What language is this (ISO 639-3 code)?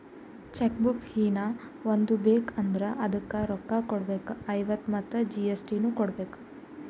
kan